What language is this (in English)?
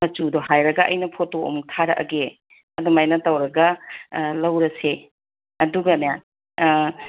Manipuri